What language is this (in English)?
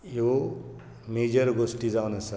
Konkani